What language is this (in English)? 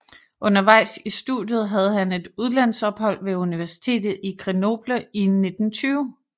Danish